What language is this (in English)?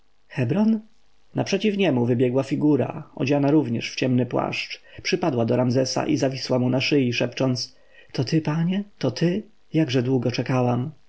Polish